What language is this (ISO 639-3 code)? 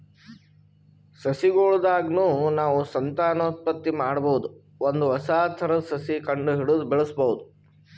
kan